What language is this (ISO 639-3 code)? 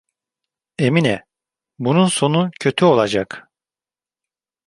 tur